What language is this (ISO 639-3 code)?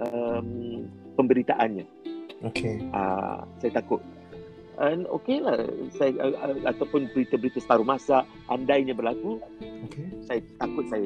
msa